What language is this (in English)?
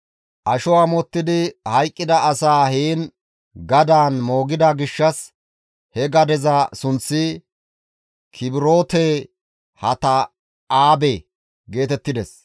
Gamo